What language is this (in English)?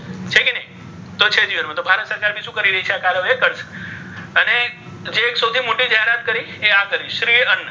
Gujarati